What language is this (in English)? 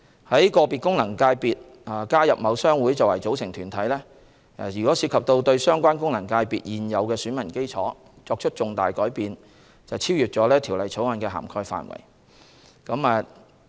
Cantonese